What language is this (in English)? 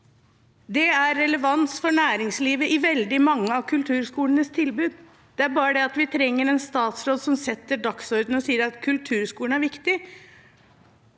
Norwegian